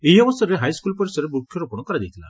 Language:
Odia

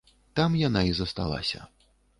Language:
Belarusian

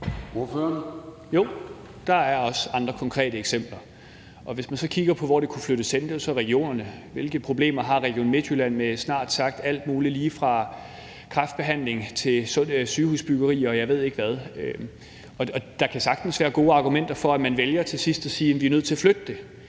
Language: Danish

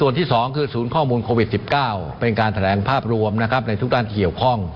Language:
Thai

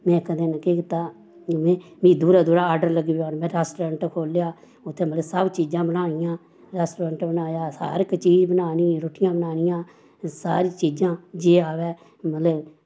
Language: Dogri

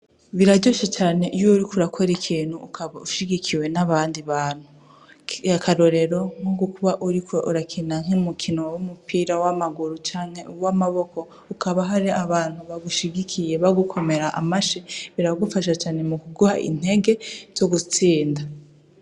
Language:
Rundi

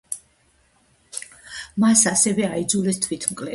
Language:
Georgian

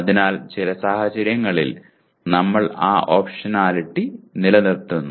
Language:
Malayalam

